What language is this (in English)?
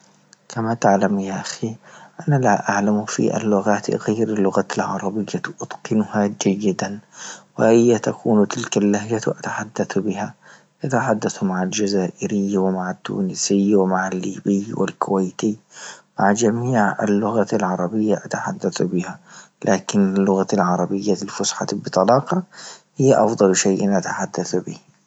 Libyan Arabic